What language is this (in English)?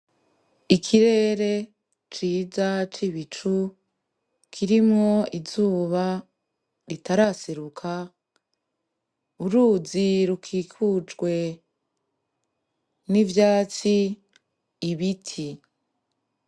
Rundi